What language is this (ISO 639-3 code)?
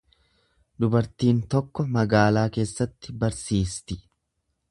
orm